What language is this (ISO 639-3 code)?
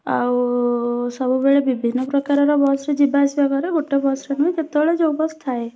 ori